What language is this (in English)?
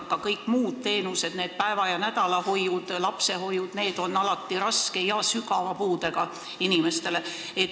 Estonian